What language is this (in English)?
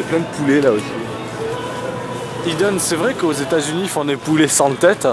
French